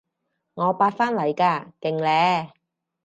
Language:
Cantonese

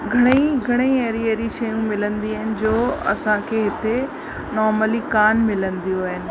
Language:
Sindhi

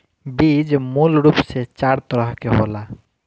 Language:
Bhojpuri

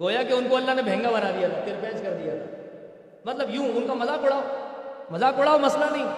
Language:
Urdu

